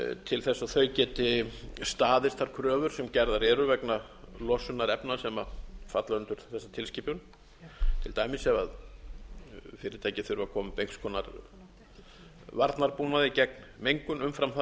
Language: Icelandic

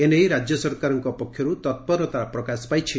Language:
Odia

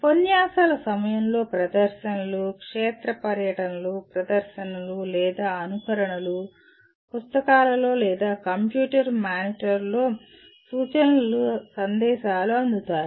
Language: Telugu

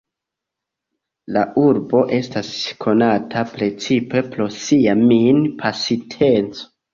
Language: Esperanto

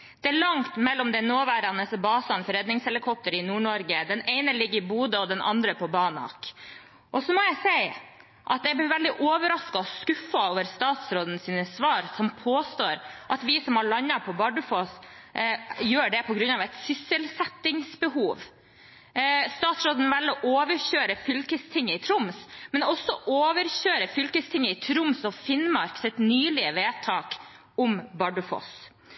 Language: Norwegian Bokmål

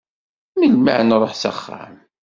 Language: Kabyle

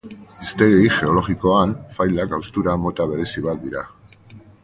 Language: Basque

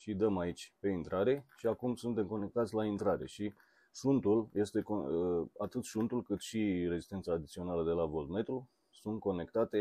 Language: Romanian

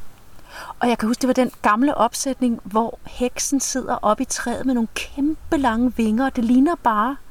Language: Danish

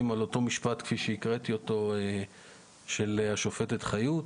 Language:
Hebrew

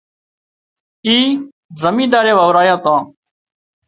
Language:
Wadiyara Koli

